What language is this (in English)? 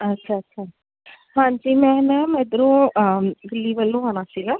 Punjabi